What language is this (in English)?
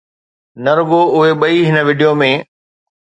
Sindhi